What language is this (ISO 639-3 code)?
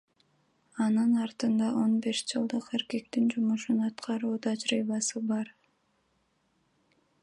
kir